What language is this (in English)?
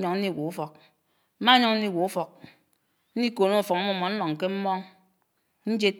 Anaang